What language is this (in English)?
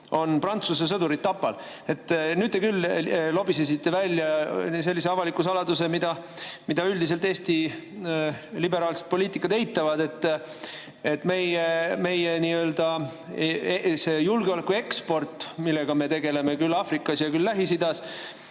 Estonian